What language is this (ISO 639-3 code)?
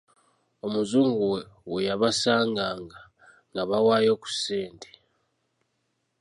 lug